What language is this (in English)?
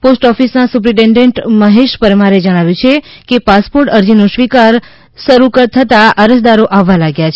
Gujarati